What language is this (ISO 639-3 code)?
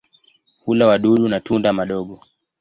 swa